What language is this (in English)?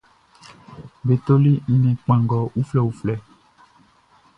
Baoulé